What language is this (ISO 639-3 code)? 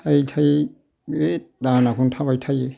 brx